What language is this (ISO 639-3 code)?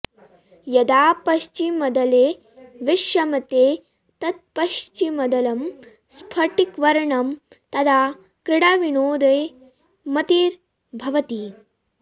san